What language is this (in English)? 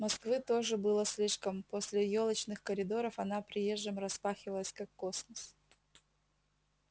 Russian